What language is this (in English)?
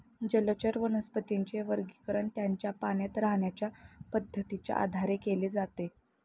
Marathi